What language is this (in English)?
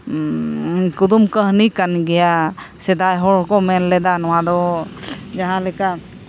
Santali